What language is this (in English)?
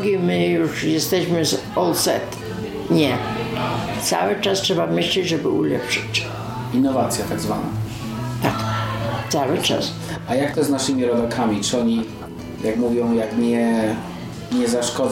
Polish